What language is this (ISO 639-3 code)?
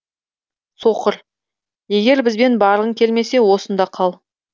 kaz